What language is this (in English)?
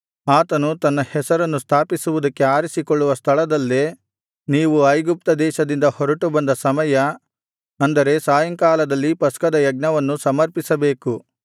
Kannada